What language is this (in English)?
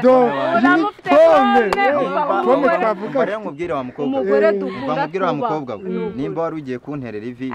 Romanian